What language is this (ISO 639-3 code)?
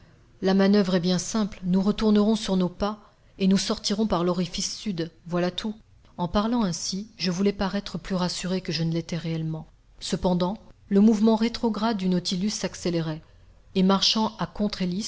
fra